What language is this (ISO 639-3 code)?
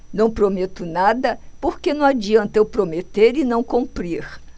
por